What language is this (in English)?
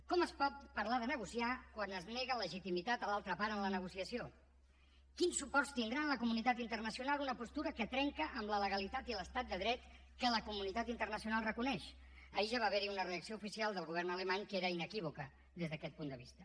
Catalan